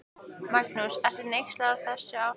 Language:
Icelandic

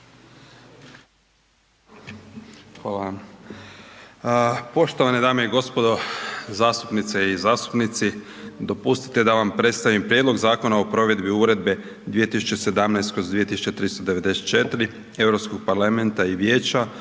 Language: Croatian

